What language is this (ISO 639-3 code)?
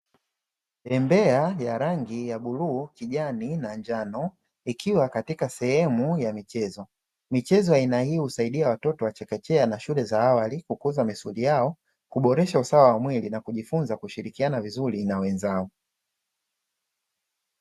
swa